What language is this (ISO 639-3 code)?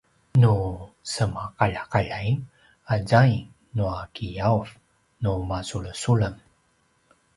pwn